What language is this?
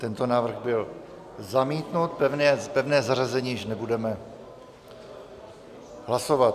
Czech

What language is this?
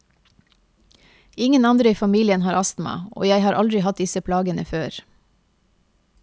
Norwegian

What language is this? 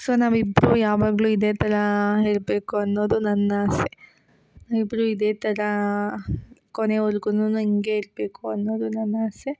Kannada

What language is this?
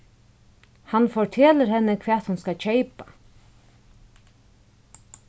Faroese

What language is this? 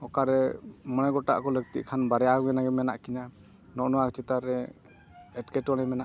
Santali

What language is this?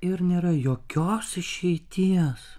Lithuanian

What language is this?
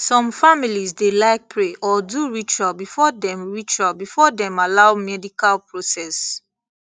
Nigerian Pidgin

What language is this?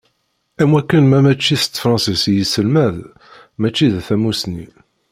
Kabyle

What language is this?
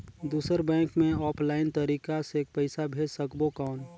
Chhattisgarhi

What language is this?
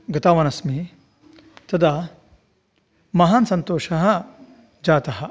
Sanskrit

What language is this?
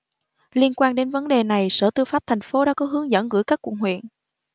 Vietnamese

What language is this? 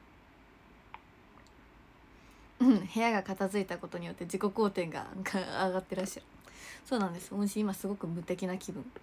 Japanese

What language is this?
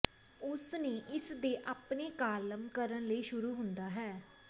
Punjabi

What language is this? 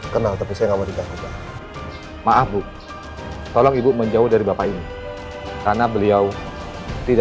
Indonesian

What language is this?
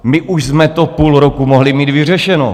Czech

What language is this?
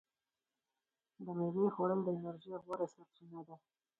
Pashto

